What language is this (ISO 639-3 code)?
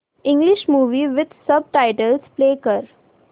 mar